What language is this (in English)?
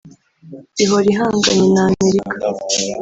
Kinyarwanda